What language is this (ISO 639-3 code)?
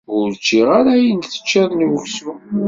kab